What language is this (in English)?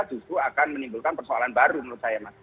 Indonesian